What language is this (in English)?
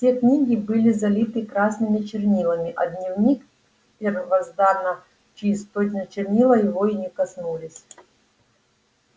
Russian